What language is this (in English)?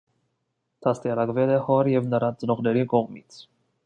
Armenian